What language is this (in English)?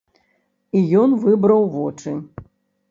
Belarusian